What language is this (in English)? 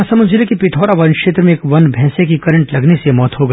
Hindi